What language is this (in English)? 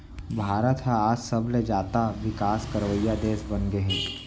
Chhattisgarhi